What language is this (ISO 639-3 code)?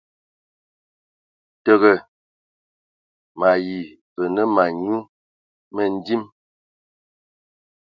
ewo